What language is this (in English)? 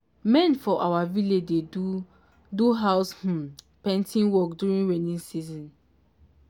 Nigerian Pidgin